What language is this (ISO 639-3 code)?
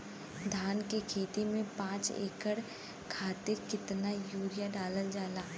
bho